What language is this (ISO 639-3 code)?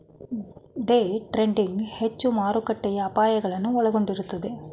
kan